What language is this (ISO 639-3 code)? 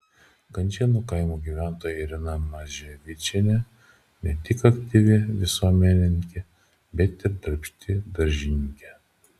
lit